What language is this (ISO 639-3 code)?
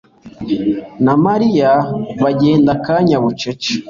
kin